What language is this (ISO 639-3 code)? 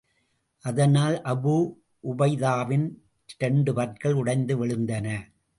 tam